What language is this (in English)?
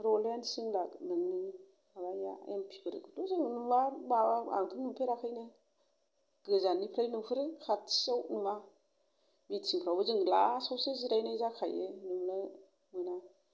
Bodo